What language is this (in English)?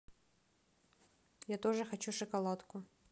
Russian